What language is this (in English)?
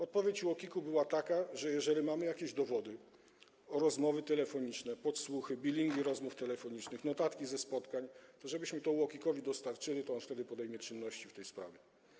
Polish